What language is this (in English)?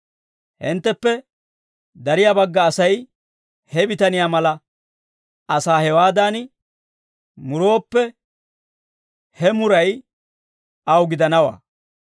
Dawro